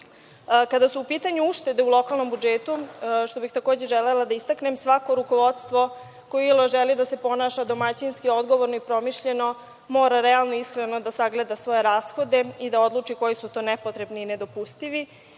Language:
Serbian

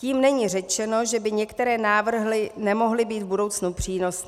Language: Czech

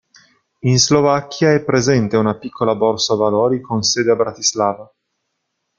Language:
Italian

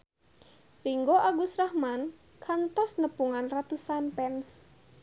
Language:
Sundanese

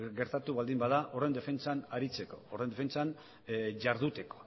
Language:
Basque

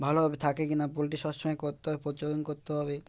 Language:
Bangla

